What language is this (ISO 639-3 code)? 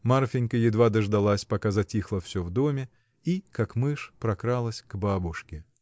rus